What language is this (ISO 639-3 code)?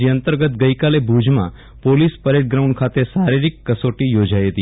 guj